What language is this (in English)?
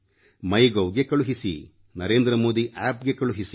Kannada